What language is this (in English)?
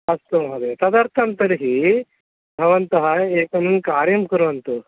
Sanskrit